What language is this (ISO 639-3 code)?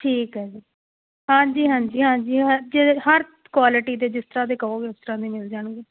pan